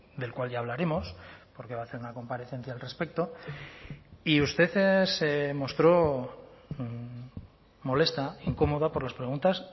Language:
Spanish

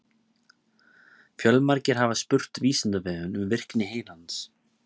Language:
Icelandic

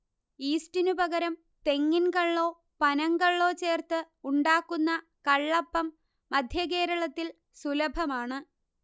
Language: Malayalam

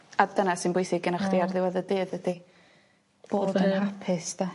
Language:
Welsh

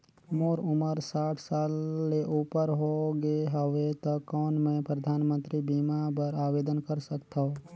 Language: Chhattisgarhi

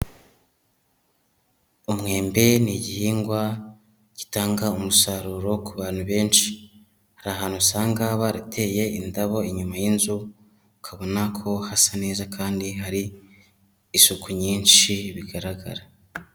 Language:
Kinyarwanda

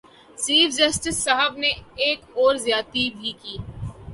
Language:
Urdu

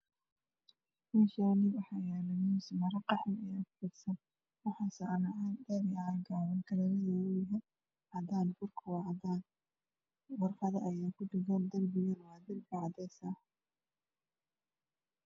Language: Somali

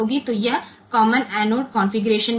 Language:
Hindi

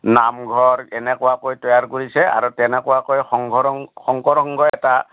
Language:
Assamese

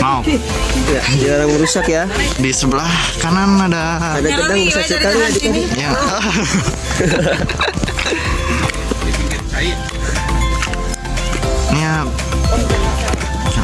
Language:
Indonesian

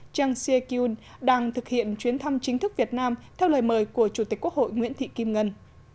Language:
Vietnamese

